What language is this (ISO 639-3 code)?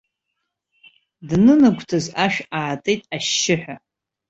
abk